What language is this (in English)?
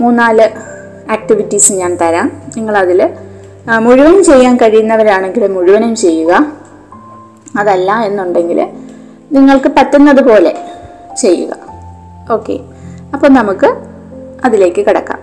Malayalam